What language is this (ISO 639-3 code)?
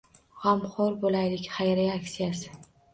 uzb